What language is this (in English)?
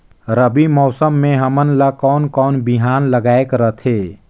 Chhattisgarhi